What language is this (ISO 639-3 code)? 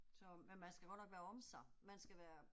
dan